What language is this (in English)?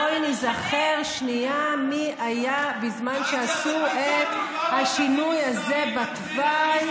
Hebrew